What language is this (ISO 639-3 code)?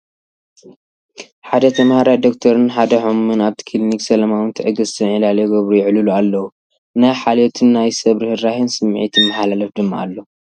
tir